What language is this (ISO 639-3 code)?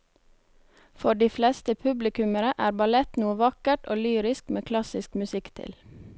nor